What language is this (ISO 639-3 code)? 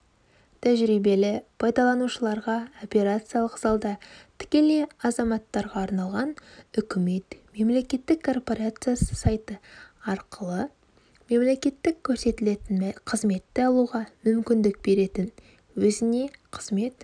kaz